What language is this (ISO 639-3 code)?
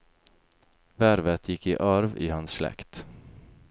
nor